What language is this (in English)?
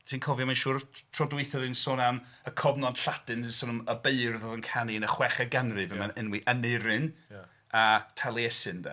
Welsh